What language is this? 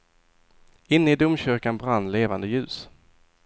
Swedish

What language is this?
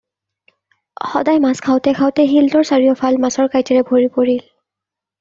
Assamese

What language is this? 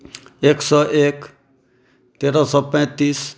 Maithili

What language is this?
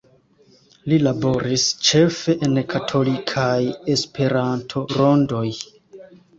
Esperanto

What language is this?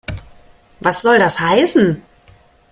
German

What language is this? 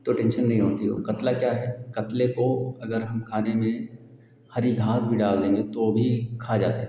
Hindi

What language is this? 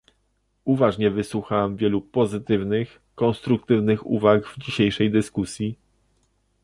Polish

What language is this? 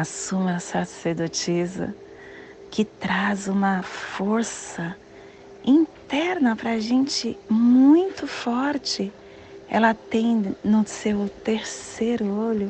Portuguese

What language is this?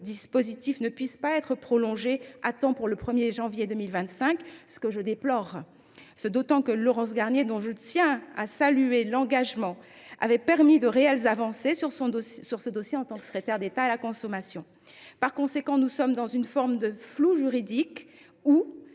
French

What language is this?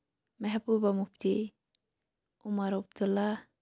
Kashmiri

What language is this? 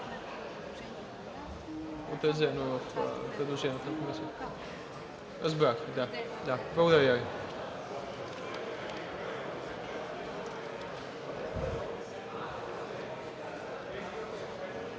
Bulgarian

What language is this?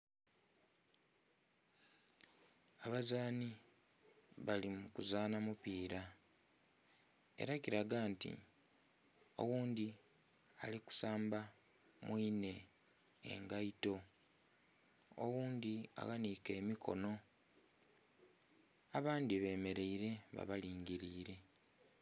Soga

